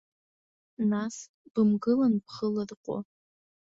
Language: Abkhazian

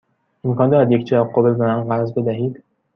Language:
Persian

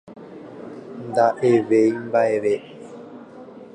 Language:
Guarani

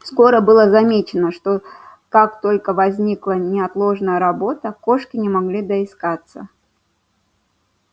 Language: Russian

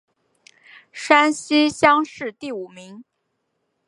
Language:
Chinese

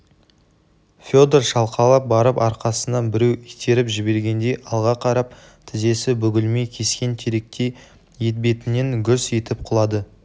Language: Kazakh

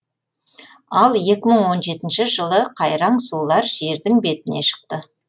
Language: Kazakh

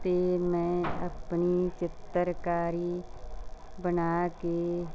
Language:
Punjabi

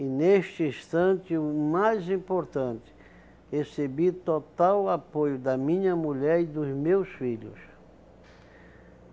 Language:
Portuguese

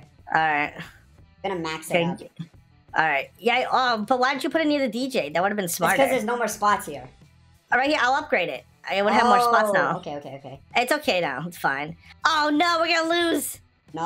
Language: English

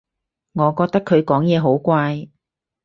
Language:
Cantonese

